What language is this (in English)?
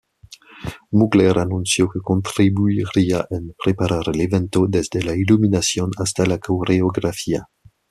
Spanish